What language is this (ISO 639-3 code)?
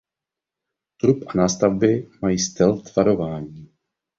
ces